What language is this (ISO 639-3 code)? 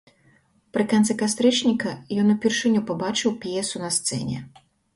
bel